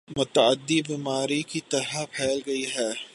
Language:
Urdu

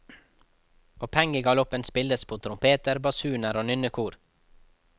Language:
Norwegian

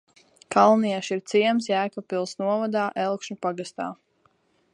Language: Latvian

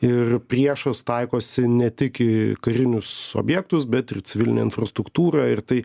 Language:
Lithuanian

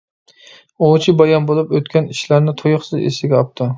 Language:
Uyghur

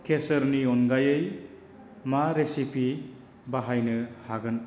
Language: Bodo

